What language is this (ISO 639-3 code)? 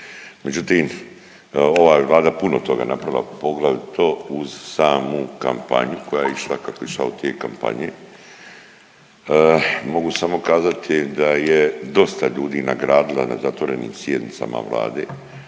hrv